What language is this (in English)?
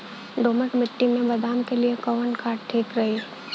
Bhojpuri